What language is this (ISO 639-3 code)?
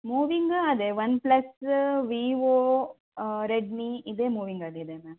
kan